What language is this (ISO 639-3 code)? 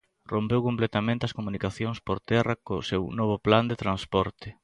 glg